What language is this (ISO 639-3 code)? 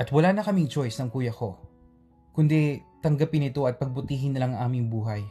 fil